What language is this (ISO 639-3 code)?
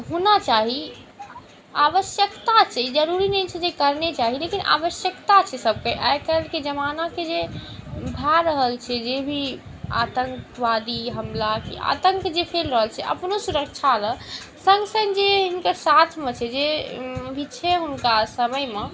mai